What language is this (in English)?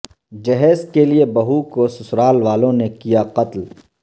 Urdu